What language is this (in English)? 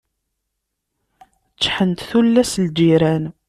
Kabyle